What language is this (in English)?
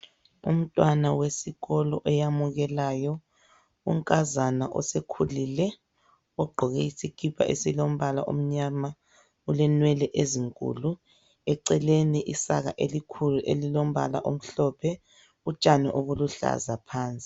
North Ndebele